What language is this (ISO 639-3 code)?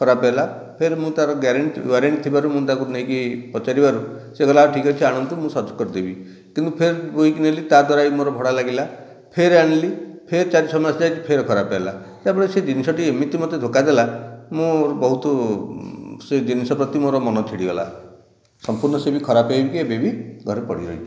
ori